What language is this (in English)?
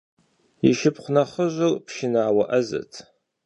Kabardian